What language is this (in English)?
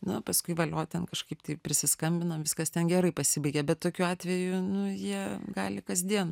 Lithuanian